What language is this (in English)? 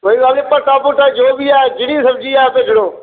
Dogri